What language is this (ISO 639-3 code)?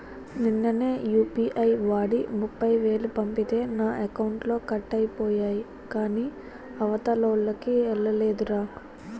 tel